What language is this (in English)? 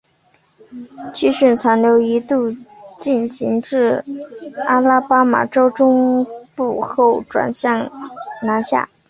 Chinese